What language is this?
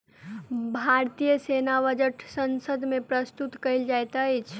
Maithili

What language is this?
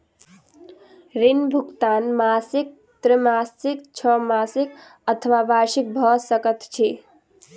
Maithili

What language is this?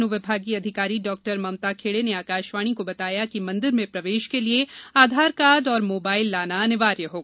Hindi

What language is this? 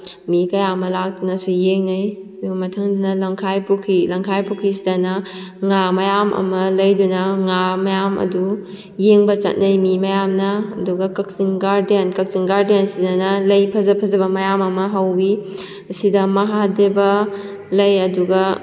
Manipuri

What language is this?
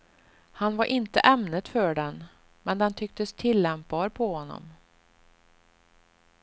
Swedish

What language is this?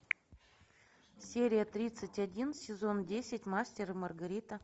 Russian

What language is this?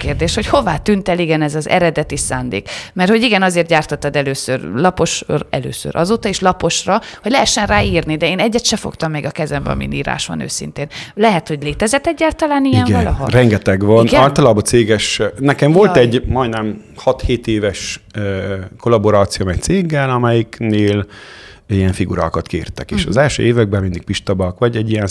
Hungarian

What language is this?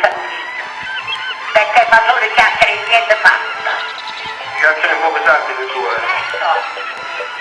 Italian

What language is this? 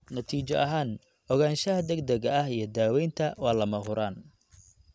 Somali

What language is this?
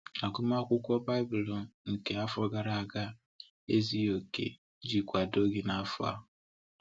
Igbo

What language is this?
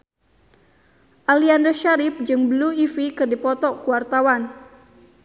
Sundanese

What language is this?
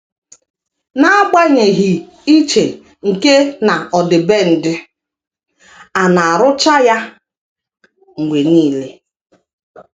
Igbo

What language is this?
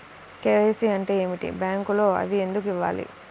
Telugu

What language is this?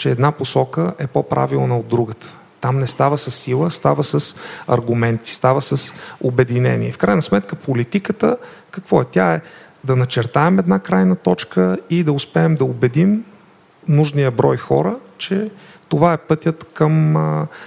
Bulgarian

